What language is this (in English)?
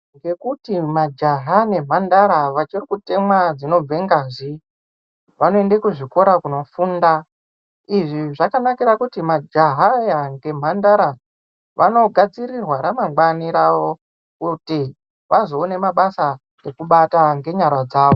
Ndau